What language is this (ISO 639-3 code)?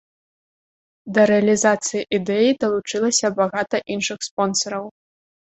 bel